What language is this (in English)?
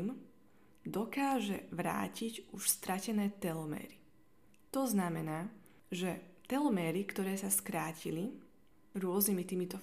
Slovak